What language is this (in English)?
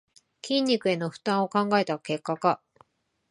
Japanese